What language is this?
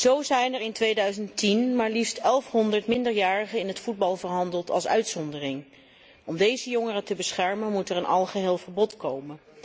Dutch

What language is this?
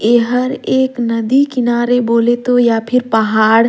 Surgujia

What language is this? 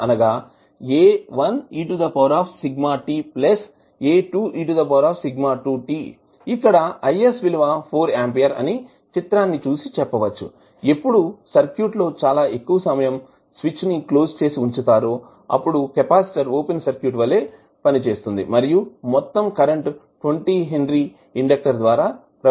Telugu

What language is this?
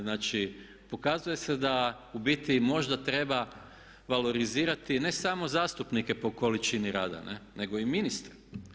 Croatian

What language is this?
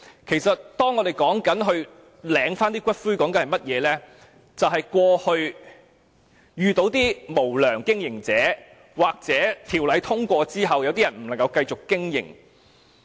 Cantonese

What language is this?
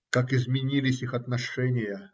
Russian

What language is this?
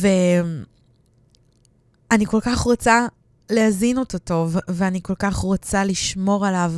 Hebrew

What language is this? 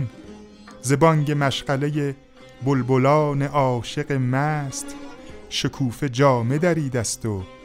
Persian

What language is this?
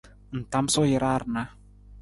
Nawdm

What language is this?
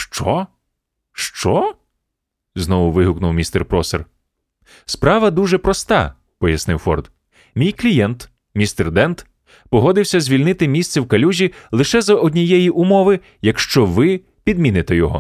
Ukrainian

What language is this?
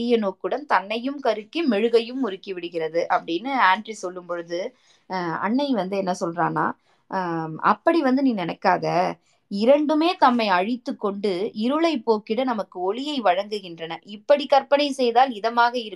Tamil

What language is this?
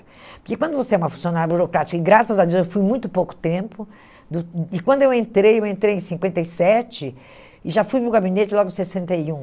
Portuguese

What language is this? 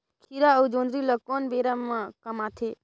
Chhattisgarhi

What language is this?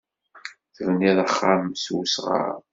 Kabyle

